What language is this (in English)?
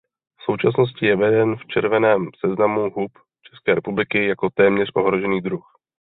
Czech